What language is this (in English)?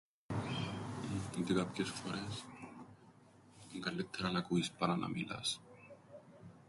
Greek